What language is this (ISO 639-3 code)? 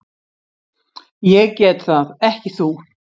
isl